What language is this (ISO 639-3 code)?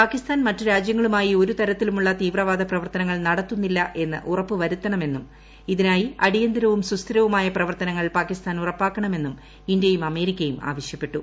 mal